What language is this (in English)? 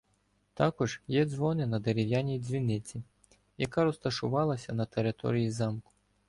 Ukrainian